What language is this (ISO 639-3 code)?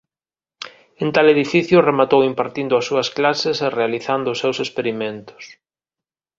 glg